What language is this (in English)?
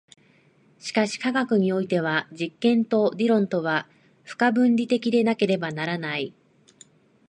Japanese